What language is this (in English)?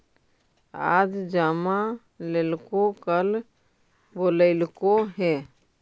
Magahi